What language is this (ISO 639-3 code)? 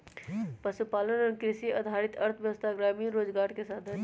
mag